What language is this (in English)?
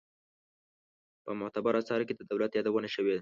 Pashto